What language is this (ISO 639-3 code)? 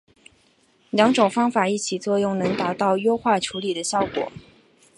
zho